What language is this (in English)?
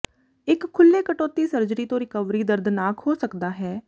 Punjabi